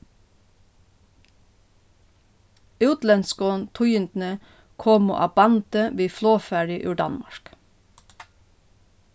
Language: Faroese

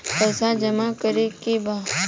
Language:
Bhojpuri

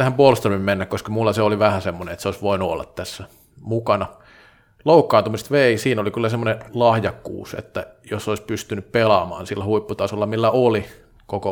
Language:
Finnish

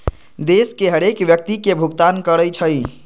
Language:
Magahi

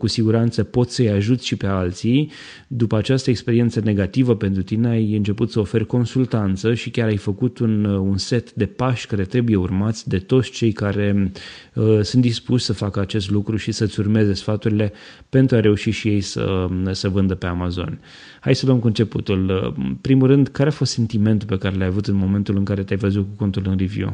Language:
Romanian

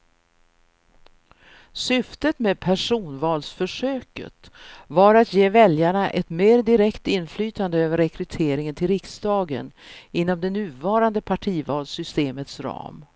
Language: Swedish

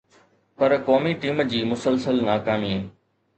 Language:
Sindhi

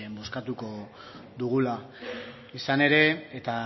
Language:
Basque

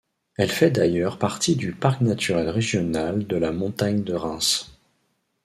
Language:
French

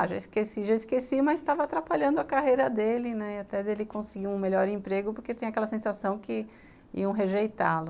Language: Portuguese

